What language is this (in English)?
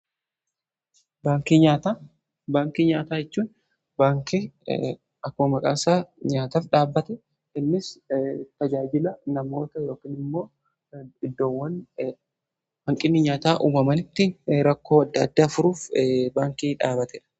Oromo